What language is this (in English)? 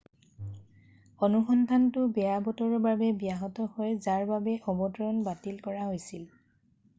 Assamese